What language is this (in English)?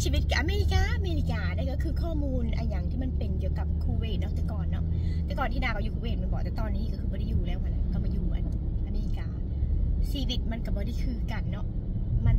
Thai